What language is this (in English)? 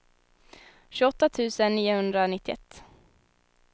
Swedish